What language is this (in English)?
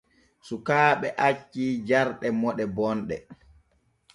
Borgu Fulfulde